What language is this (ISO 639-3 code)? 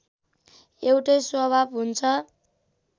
nep